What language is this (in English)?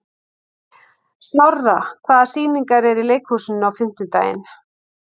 Icelandic